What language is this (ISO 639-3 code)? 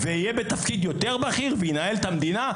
heb